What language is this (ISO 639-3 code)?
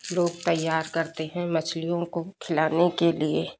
hin